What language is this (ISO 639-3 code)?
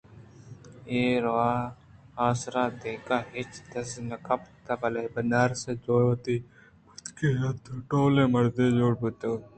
bgp